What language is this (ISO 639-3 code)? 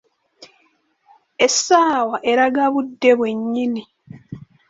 lug